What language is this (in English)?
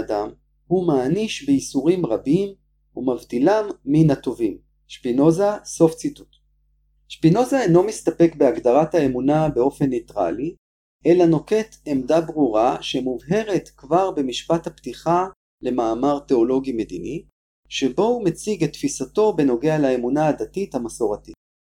Hebrew